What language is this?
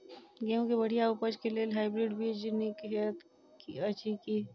Maithili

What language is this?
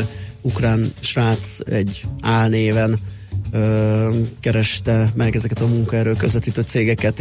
Hungarian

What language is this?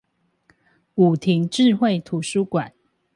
Chinese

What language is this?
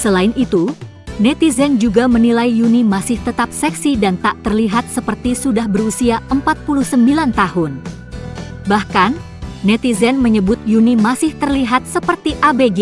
Indonesian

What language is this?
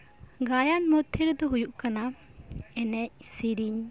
Santali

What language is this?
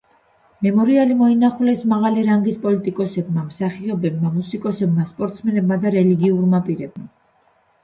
Georgian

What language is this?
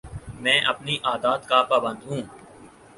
Urdu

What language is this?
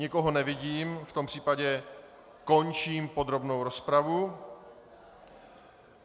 Czech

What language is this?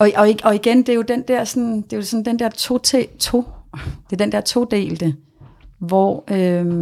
Danish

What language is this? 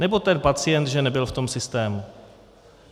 Czech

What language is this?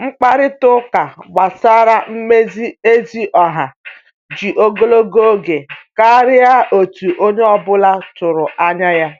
Igbo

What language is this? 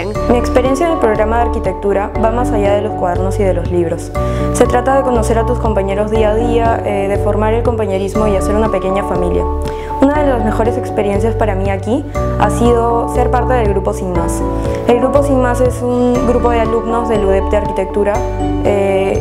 Spanish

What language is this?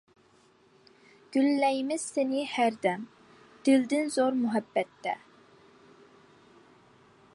Uyghur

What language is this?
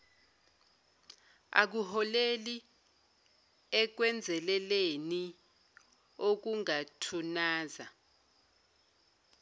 Zulu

